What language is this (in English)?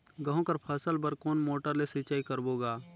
Chhattisgarhi